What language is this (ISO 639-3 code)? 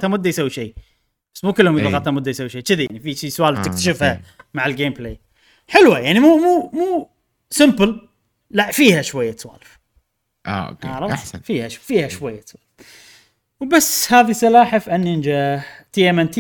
ara